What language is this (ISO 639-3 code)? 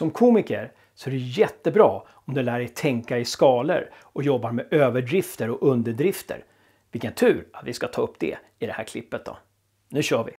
swe